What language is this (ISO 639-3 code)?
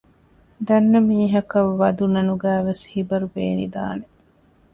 div